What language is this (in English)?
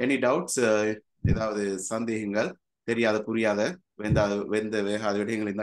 Tamil